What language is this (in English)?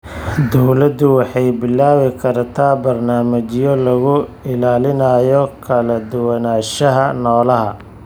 Somali